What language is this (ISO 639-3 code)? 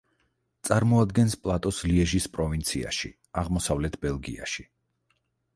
kat